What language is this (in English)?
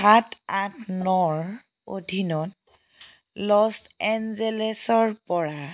Assamese